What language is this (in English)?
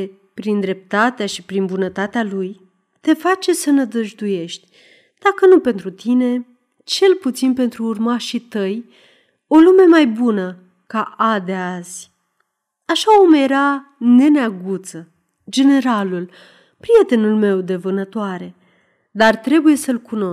Romanian